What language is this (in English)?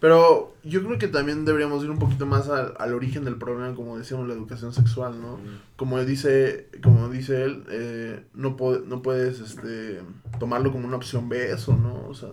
Spanish